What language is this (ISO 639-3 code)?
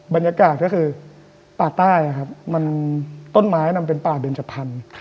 tha